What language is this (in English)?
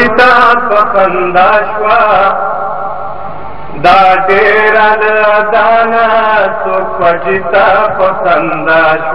Arabic